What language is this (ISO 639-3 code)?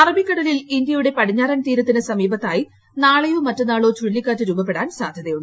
mal